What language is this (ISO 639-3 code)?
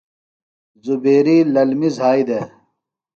phl